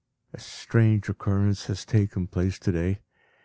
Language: English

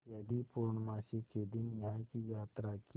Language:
Hindi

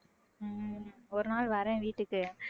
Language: Tamil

